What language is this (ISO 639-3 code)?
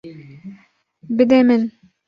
kur